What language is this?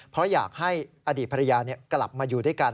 Thai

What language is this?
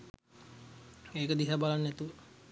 Sinhala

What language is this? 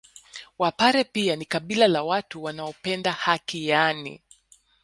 Swahili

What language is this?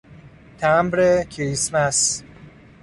Persian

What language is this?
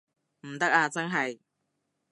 Cantonese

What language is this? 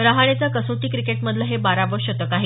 Marathi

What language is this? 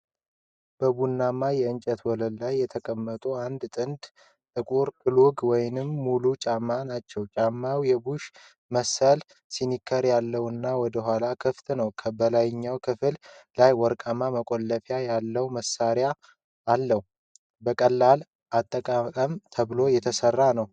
Amharic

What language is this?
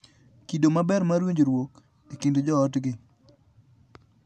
Luo (Kenya and Tanzania)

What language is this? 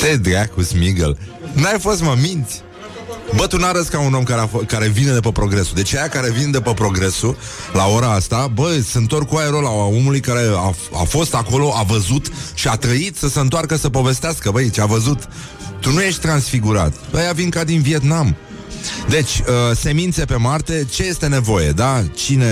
Romanian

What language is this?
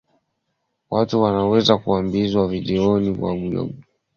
Swahili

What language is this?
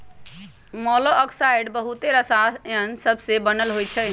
Magahi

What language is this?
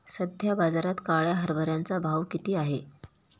Marathi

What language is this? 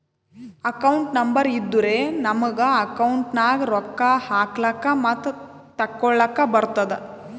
Kannada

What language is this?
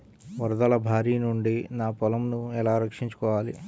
Telugu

